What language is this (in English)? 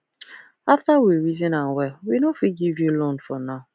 Nigerian Pidgin